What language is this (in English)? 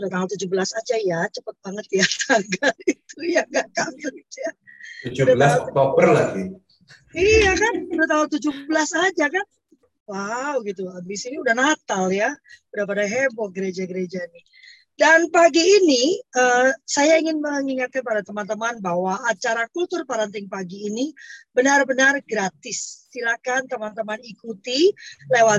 Indonesian